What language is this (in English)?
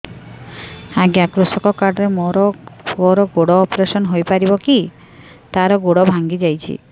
Odia